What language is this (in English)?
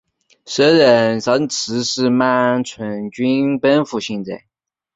Chinese